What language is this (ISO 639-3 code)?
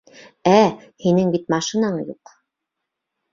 bak